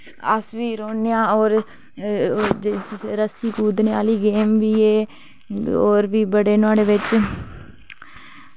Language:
Dogri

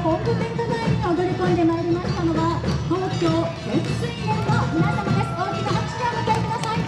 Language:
Japanese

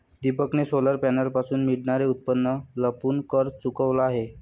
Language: Marathi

